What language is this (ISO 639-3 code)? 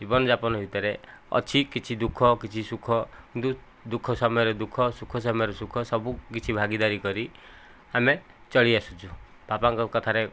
ori